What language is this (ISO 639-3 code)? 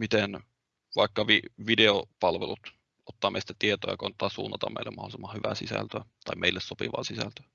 fin